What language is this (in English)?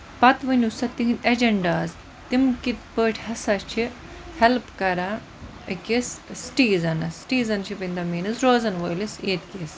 Kashmiri